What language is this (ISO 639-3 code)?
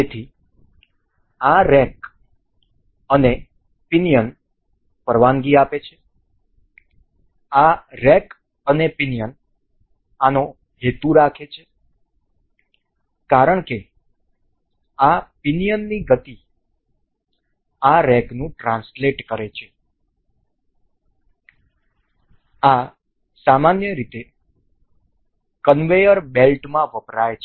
guj